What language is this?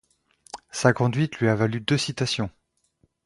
French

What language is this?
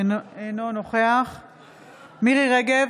Hebrew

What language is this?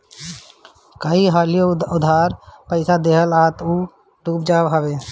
Bhojpuri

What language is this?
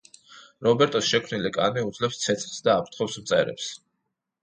Georgian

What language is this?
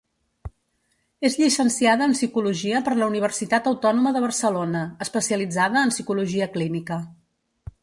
Catalan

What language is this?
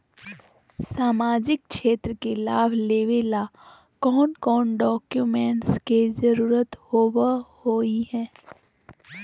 Magahi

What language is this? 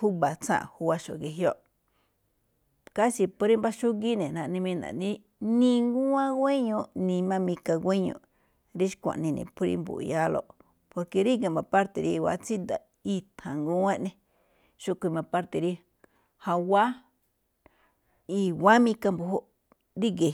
Malinaltepec Me'phaa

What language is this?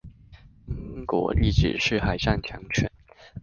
Chinese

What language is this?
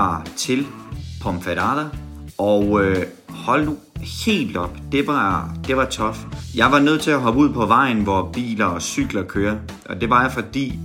Danish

